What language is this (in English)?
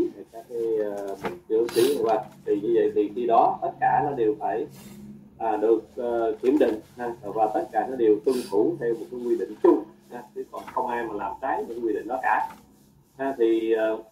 Vietnamese